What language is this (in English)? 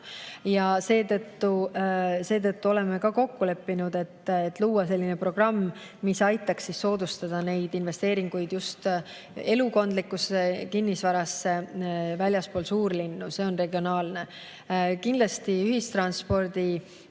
Estonian